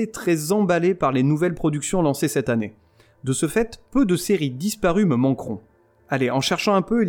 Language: French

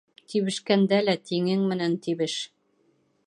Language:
Bashkir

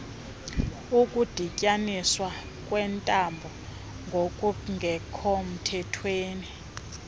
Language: Xhosa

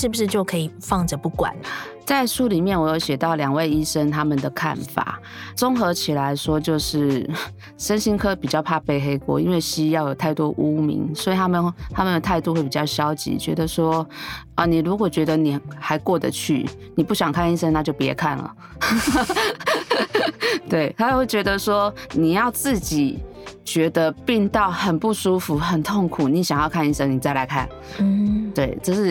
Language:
Chinese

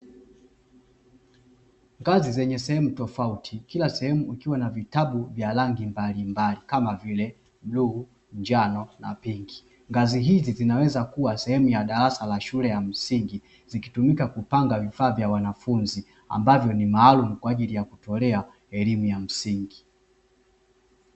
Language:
Swahili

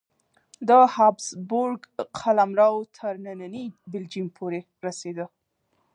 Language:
Pashto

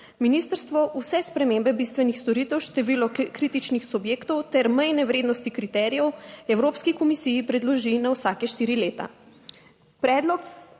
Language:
Slovenian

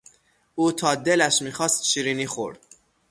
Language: Persian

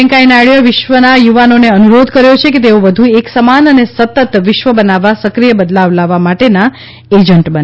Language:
Gujarati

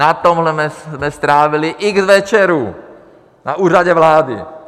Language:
Czech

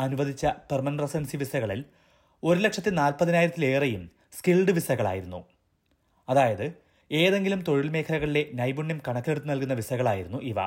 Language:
Malayalam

